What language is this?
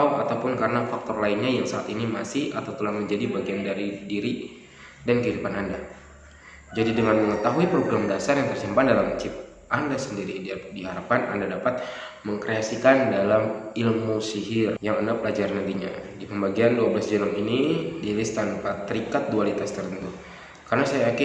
Indonesian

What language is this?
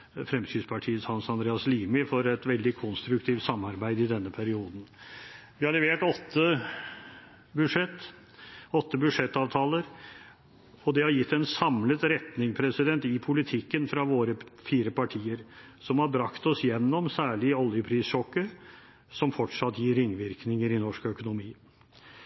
Norwegian Bokmål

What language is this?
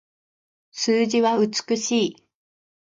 Japanese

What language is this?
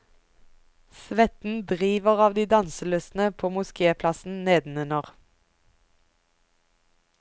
Norwegian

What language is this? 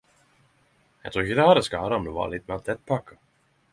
Norwegian Nynorsk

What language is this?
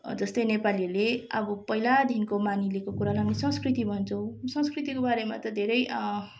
Nepali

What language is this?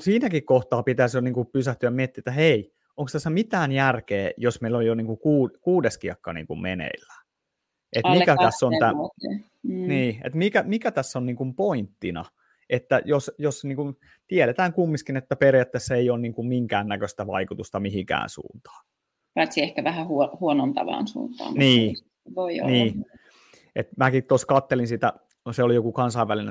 Finnish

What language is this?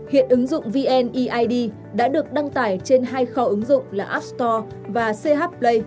Vietnamese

